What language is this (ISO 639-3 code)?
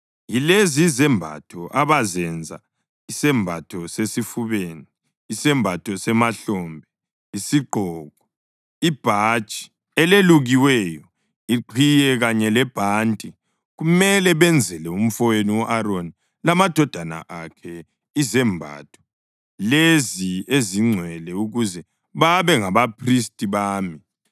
nde